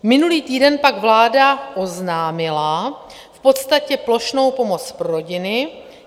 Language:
Czech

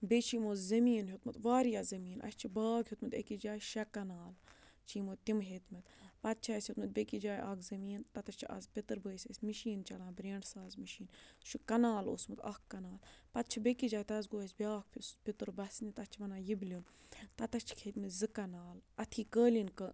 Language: Kashmiri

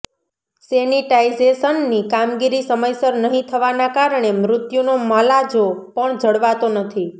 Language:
Gujarati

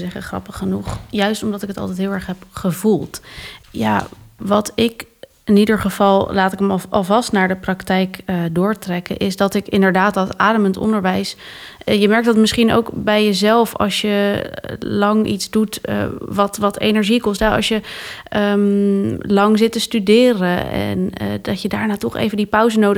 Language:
Dutch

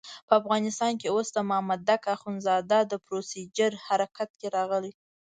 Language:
Pashto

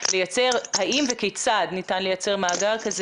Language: Hebrew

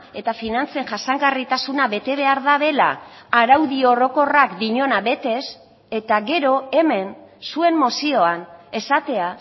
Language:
Basque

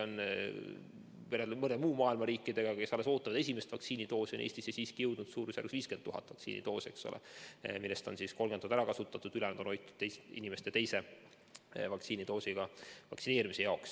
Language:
Estonian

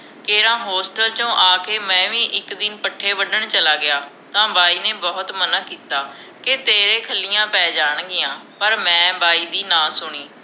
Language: Punjabi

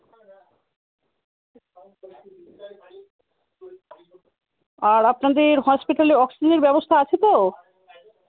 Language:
Bangla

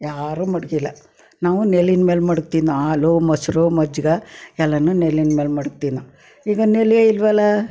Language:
Kannada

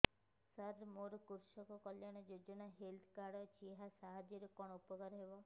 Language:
Odia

